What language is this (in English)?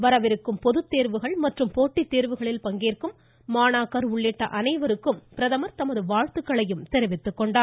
Tamil